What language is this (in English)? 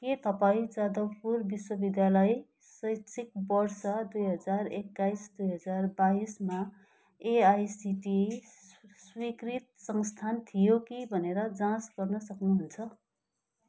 Nepali